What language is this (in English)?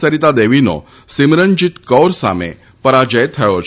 Gujarati